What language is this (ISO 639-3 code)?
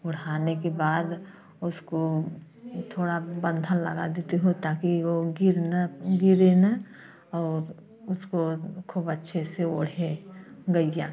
hin